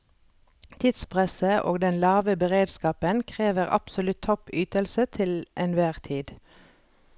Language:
Norwegian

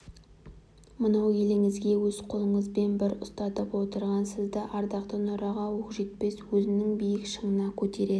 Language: Kazakh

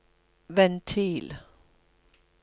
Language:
Norwegian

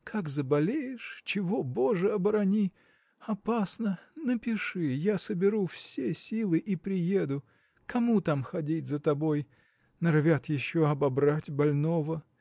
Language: Russian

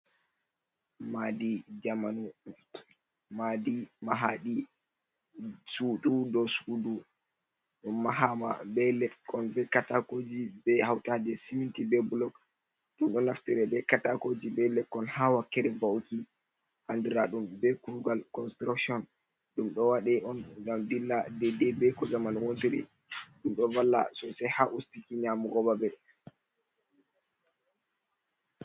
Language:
Fula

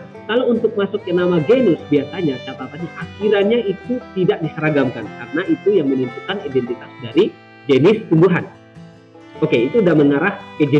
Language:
Indonesian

